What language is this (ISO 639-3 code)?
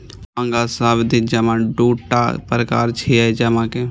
mai